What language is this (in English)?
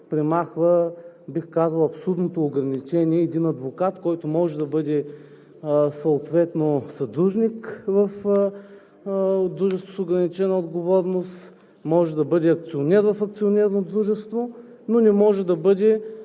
Bulgarian